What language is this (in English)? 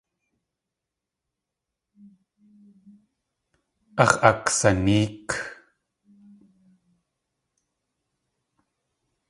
Tlingit